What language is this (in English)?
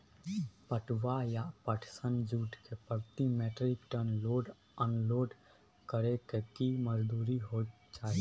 Maithili